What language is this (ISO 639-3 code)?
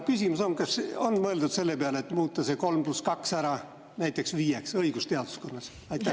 est